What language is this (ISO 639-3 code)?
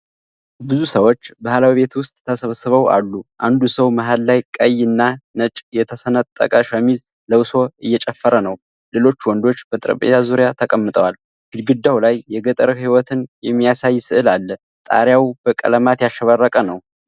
amh